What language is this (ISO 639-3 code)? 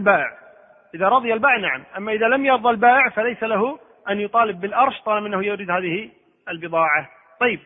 ara